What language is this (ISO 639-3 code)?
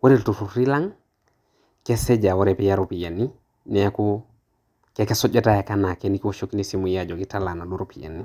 mas